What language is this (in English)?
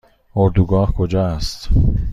Persian